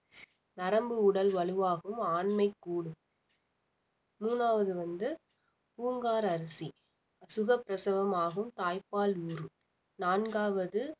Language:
Tamil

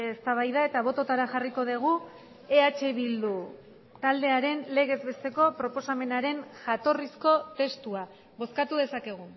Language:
Basque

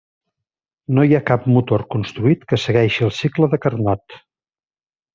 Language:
Catalan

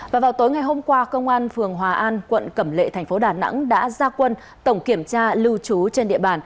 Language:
Vietnamese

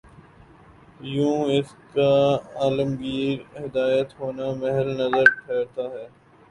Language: Urdu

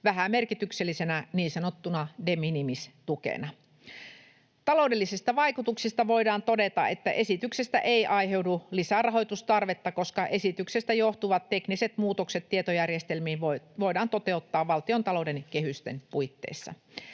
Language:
Finnish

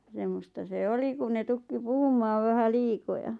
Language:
Finnish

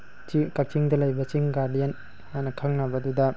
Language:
Manipuri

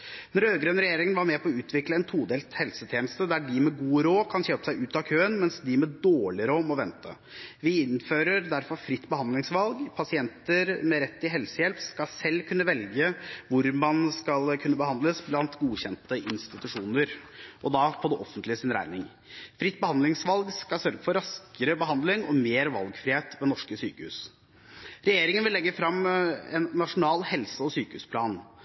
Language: Norwegian Bokmål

